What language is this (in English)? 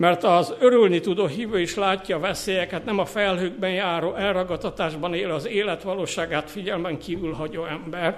Hungarian